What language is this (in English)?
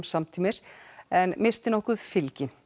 Icelandic